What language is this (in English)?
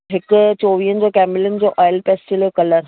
Sindhi